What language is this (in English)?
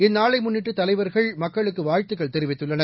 Tamil